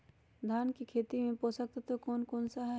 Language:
Magahi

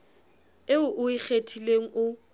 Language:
Southern Sotho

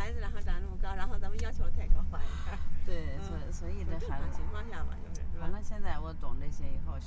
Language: Chinese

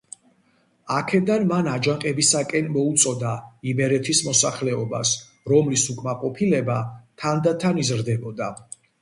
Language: Georgian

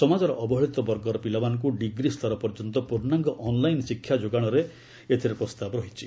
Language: Odia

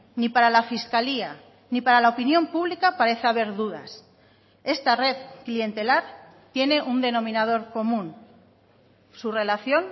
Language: Spanish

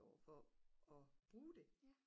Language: Danish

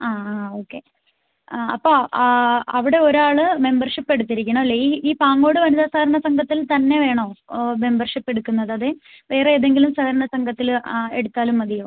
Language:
Malayalam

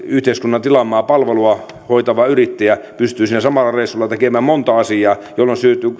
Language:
Finnish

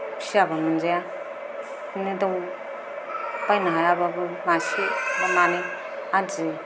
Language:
Bodo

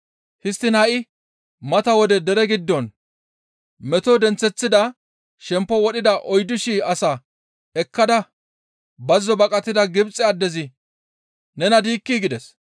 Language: Gamo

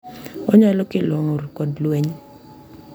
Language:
Luo (Kenya and Tanzania)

